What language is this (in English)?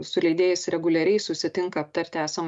Lithuanian